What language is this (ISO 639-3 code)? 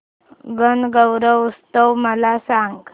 mar